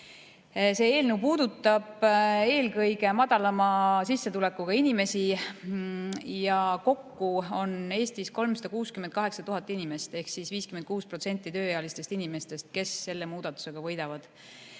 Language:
Estonian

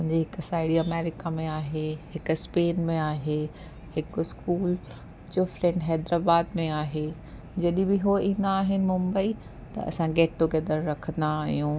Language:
Sindhi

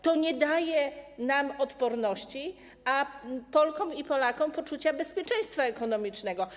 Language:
Polish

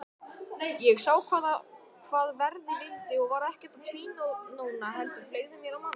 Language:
Icelandic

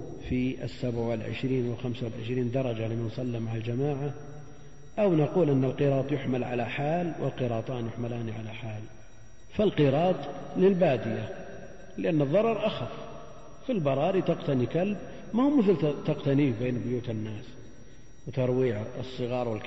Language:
Arabic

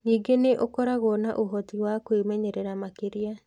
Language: Kikuyu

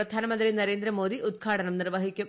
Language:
Malayalam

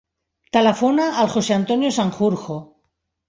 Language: Catalan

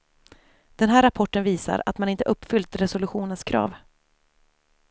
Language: Swedish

